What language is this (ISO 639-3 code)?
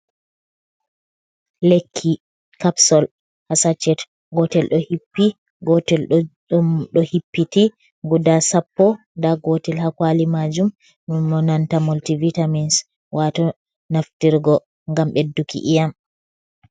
ful